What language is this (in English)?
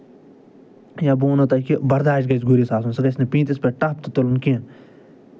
Kashmiri